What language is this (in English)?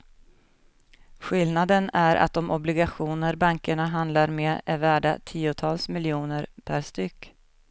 Swedish